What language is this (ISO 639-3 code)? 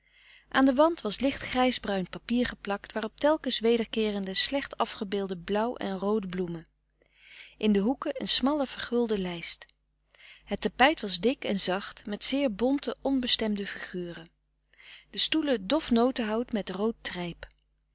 nld